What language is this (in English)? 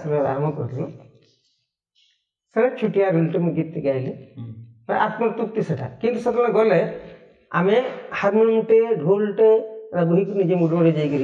Hindi